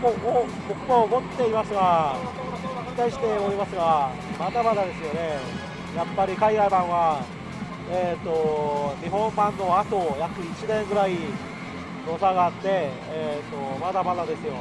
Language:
Japanese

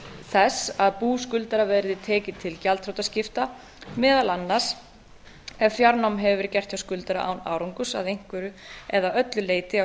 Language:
Icelandic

